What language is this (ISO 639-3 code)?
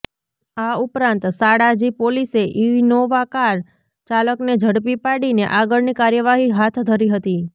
guj